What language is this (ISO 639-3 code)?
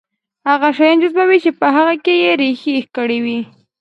pus